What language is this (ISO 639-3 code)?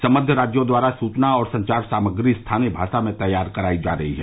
hin